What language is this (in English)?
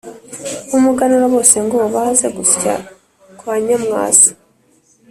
Kinyarwanda